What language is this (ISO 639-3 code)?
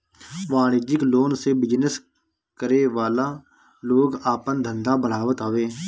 bho